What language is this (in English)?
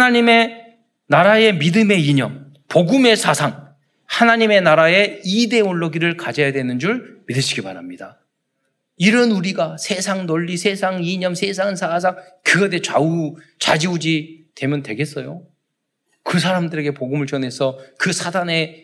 Korean